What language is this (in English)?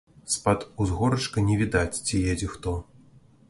Belarusian